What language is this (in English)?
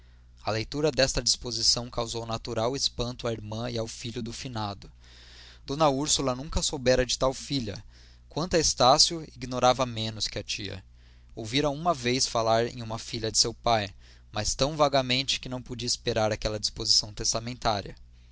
Portuguese